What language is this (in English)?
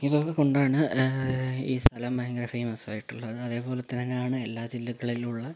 Malayalam